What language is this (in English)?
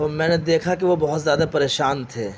Urdu